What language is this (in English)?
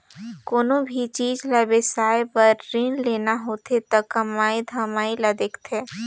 Chhattisgarhi